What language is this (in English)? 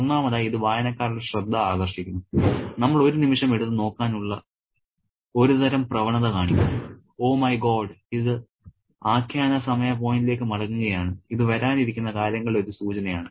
Malayalam